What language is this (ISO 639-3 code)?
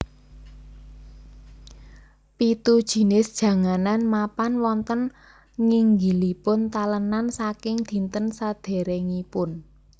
jav